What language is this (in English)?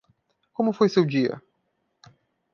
Portuguese